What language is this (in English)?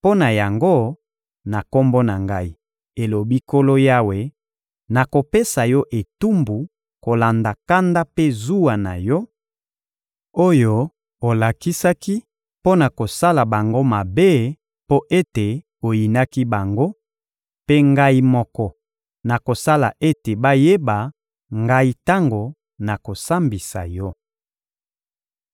Lingala